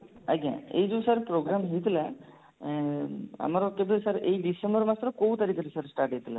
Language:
Odia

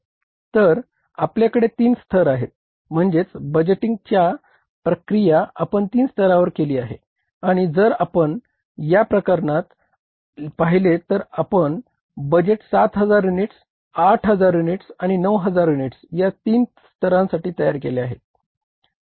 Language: Marathi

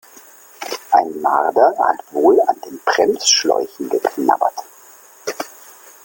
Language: German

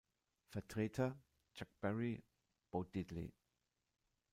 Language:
German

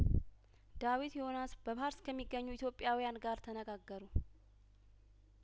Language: Amharic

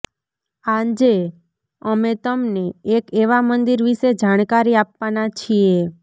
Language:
Gujarati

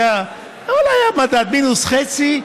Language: Hebrew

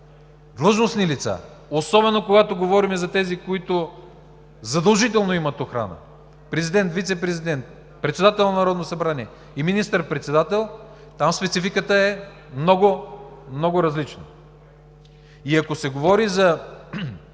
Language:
Bulgarian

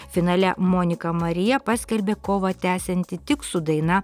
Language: Lithuanian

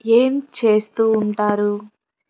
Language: Telugu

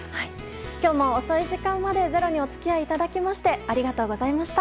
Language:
Japanese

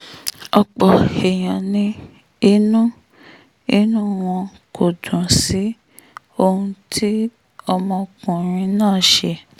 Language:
Yoruba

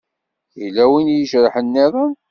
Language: Kabyle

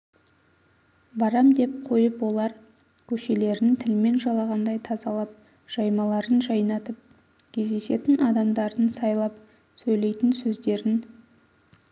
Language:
Kazakh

